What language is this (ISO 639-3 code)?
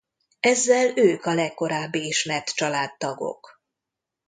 hun